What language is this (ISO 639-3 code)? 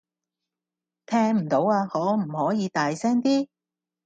yue